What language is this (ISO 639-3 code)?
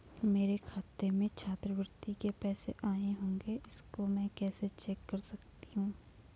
hin